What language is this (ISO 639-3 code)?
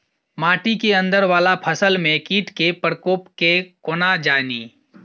mai